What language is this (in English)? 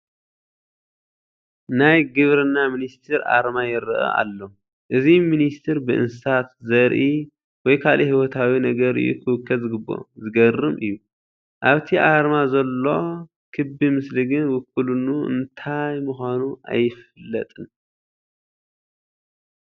Tigrinya